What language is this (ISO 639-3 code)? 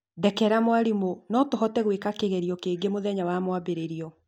kik